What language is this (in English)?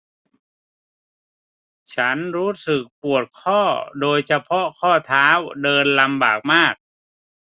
Thai